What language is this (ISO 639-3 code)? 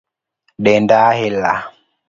luo